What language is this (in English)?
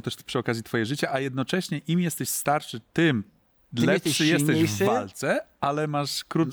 Polish